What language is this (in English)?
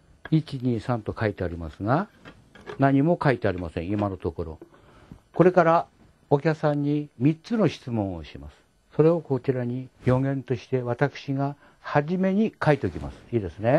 Japanese